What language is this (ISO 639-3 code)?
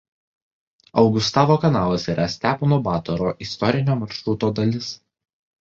lit